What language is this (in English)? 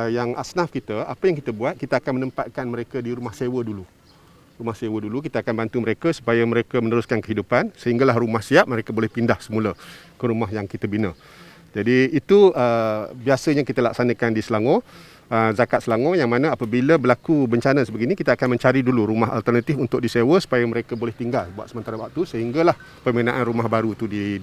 Malay